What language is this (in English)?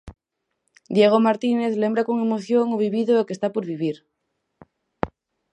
Galician